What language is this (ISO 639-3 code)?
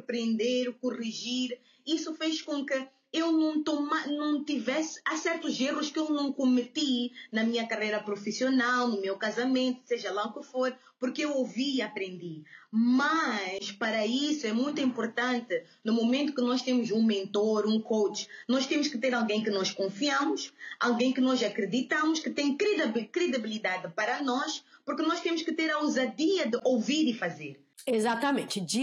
por